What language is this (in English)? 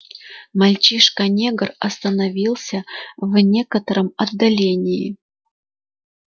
Russian